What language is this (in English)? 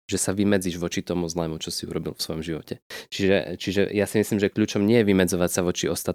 Slovak